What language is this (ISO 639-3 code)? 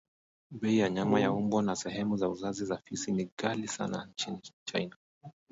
swa